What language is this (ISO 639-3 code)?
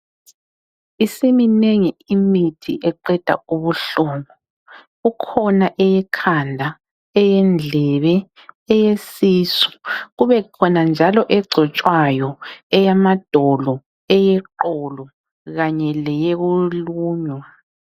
nde